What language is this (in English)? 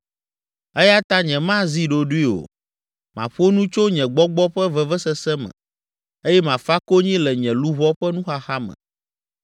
Ewe